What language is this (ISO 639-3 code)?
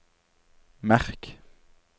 nor